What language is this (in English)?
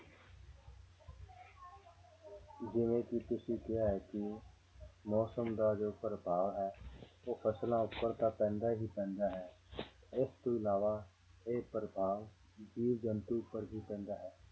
Punjabi